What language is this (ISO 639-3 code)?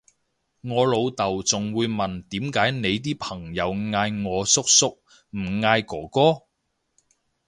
yue